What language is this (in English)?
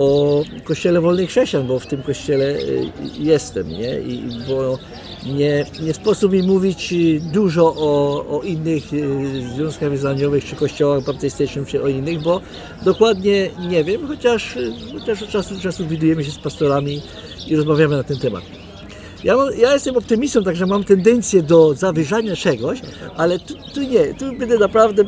Polish